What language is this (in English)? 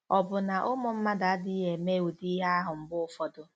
Igbo